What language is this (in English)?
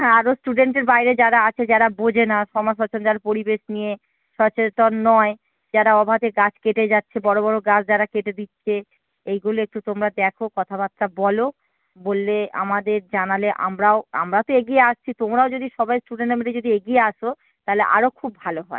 Bangla